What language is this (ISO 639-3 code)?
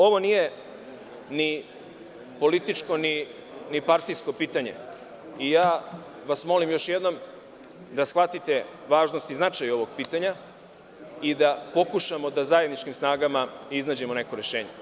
srp